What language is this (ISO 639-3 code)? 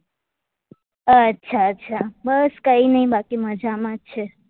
guj